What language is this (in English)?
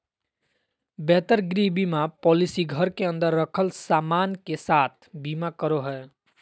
Magahi